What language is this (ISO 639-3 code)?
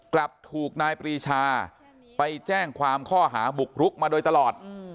tha